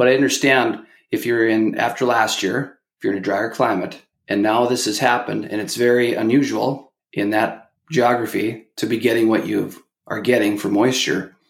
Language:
English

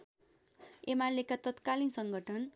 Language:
Nepali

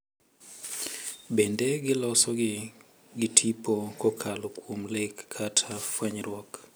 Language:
Luo (Kenya and Tanzania)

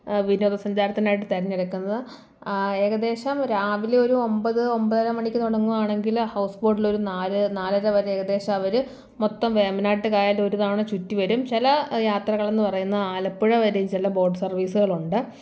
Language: Malayalam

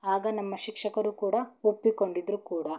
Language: Kannada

